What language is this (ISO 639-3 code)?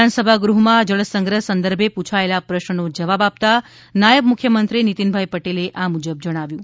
guj